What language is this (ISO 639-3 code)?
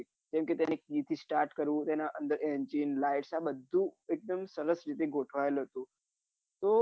guj